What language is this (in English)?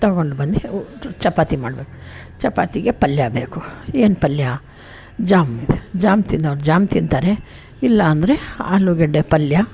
Kannada